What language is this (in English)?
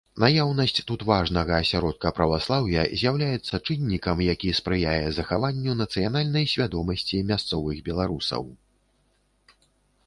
Belarusian